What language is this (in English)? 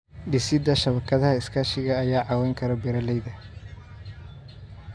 Somali